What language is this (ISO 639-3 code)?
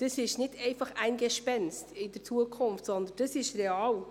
gsw